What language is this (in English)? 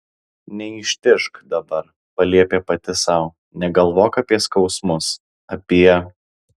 Lithuanian